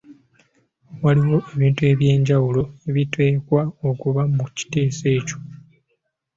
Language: Ganda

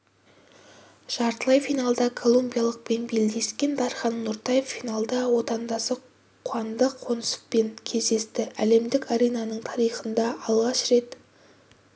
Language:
Kazakh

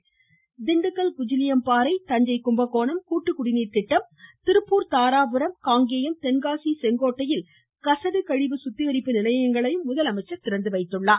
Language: Tamil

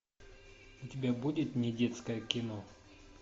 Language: Russian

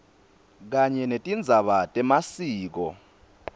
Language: Swati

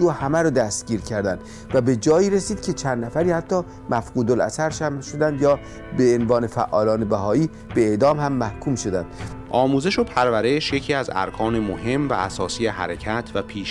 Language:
Persian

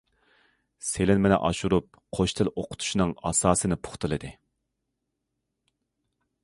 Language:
Uyghur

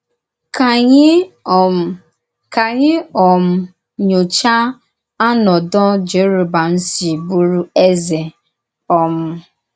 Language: Igbo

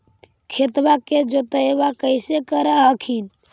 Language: Magahi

